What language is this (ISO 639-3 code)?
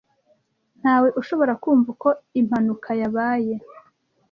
kin